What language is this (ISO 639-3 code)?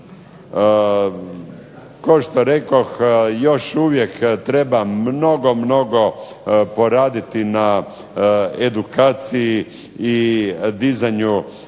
hrv